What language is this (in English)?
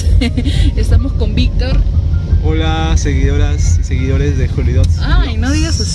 Spanish